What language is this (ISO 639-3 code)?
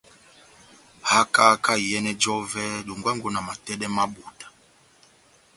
bnm